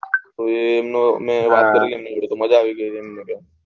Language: Gujarati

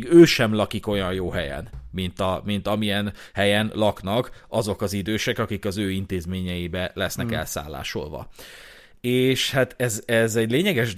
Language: Hungarian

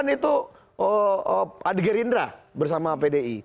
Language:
Indonesian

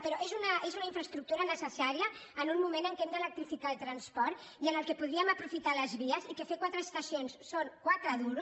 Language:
Catalan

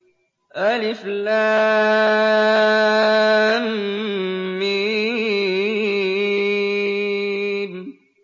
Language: Arabic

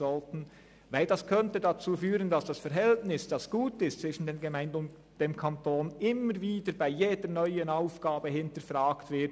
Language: Swiss German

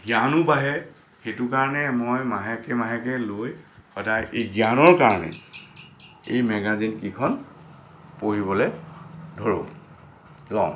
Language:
Assamese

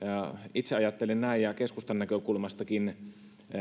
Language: Finnish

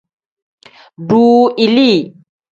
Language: Tem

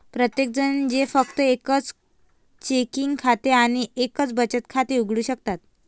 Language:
Marathi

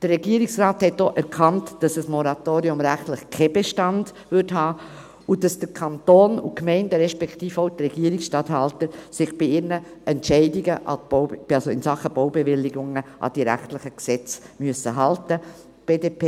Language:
Swiss German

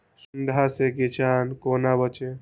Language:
Maithili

